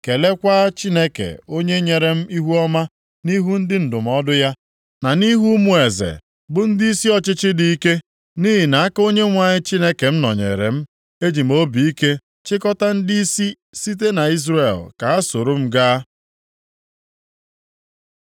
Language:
Igbo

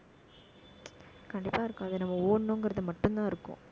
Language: Tamil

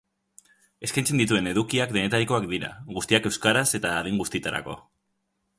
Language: Basque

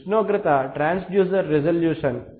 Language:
Telugu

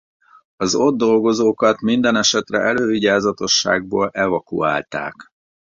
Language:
Hungarian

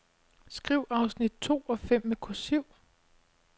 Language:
Danish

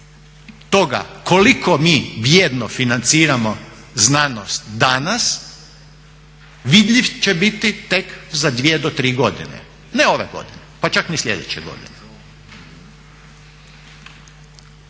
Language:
Croatian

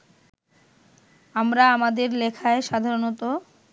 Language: Bangla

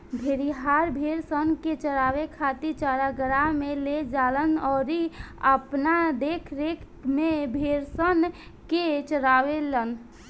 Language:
Bhojpuri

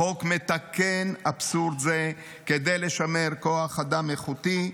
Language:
Hebrew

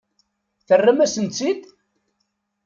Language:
Kabyle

